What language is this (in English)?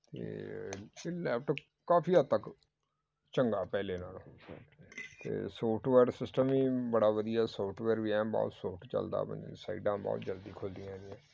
Punjabi